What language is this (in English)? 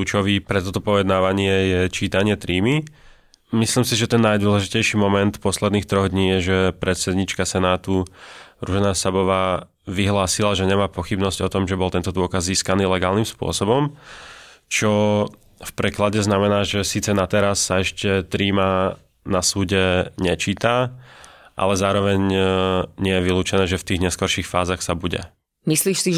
Slovak